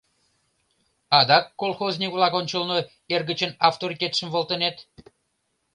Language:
Mari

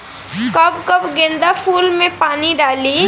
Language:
Bhojpuri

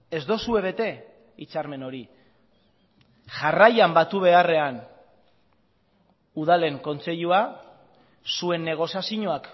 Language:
Basque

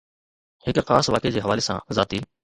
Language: Sindhi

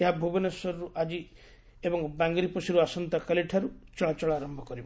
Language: Odia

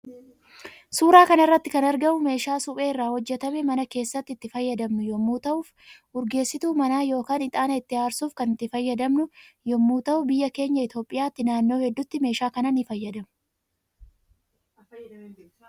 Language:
Oromo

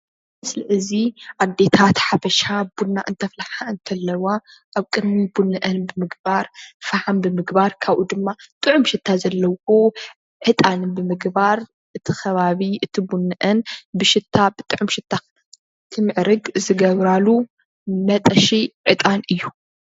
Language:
Tigrinya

